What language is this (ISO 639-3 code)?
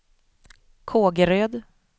swe